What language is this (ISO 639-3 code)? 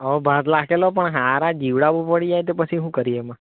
guj